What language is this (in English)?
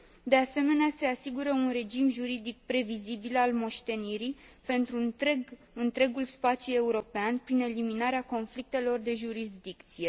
Romanian